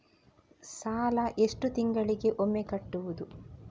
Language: Kannada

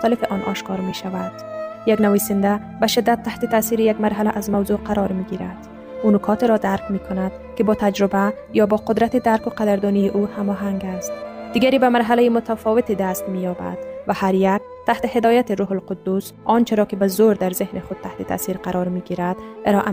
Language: Persian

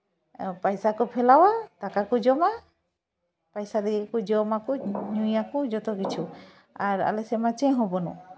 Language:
Santali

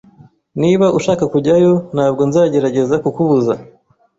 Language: Kinyarwanda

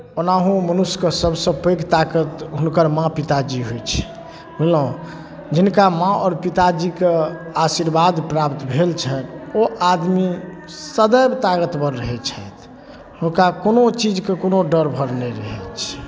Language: Maithili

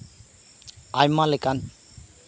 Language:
Santali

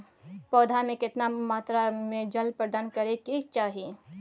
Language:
Maithili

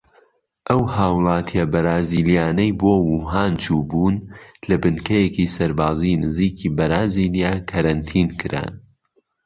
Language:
Central Kurdish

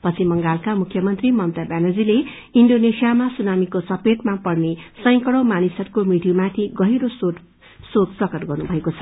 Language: Nepali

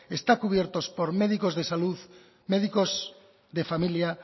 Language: Spanish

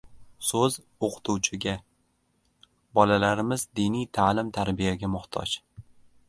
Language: Uzbek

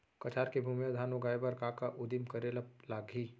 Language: Chhattisgarhi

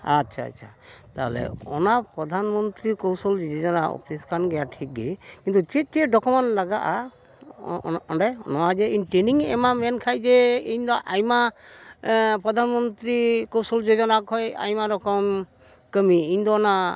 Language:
Santali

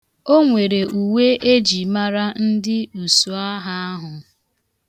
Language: Igbo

